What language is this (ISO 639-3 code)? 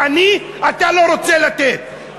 heb